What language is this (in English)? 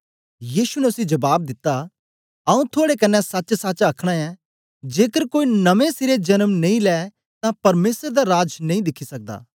Dogri